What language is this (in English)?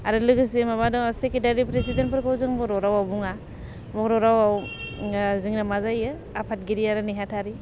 Bodo